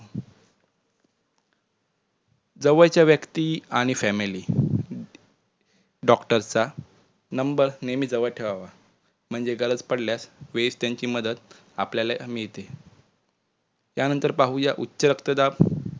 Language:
Marathi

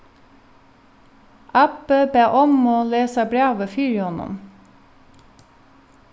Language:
Faroese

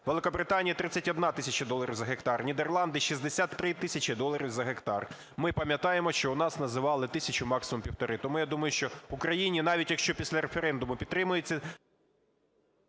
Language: Ukrainian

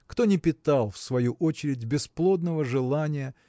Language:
Russian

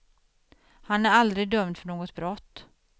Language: Swedish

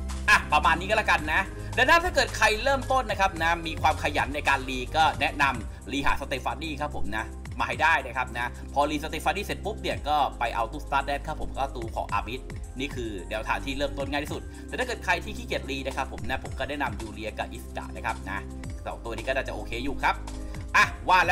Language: Thai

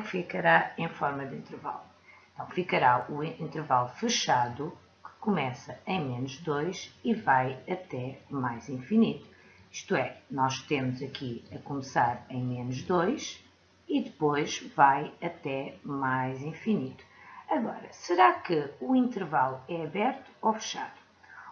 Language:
Portuguese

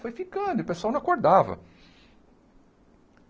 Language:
Portuguese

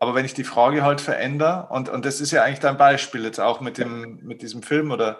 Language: German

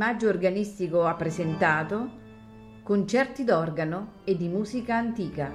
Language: Italian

